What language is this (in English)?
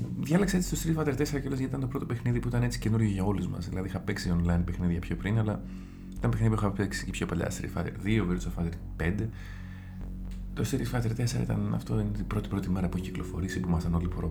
Greek